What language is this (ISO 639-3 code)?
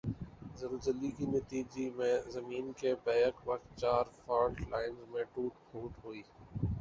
urd